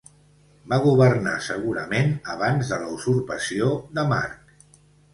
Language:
Catalan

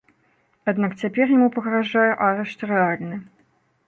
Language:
Belarusian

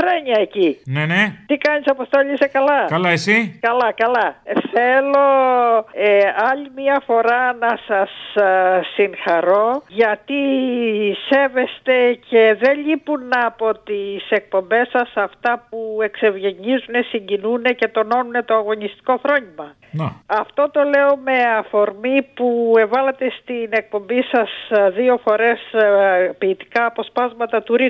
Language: Greek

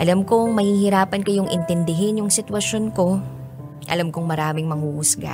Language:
Filipino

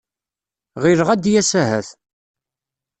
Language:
Kabyle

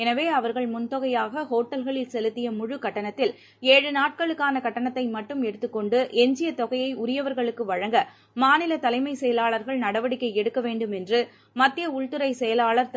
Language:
Tamil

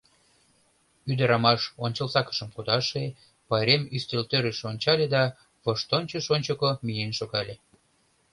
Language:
Mari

